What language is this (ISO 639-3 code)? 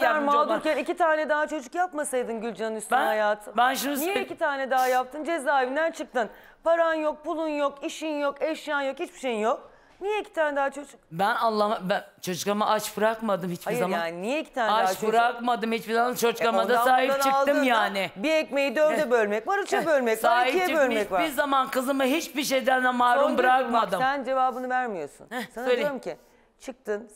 tur